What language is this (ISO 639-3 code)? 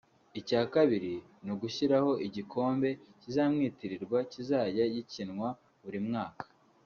kin